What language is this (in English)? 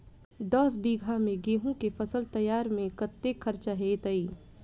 Maithili